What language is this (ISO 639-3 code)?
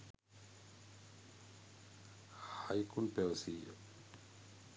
sin